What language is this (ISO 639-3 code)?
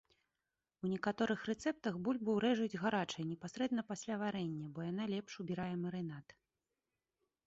bel